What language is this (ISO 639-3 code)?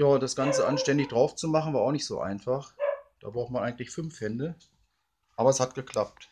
deu